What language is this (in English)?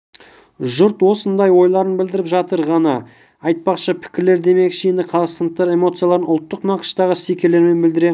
Kazakh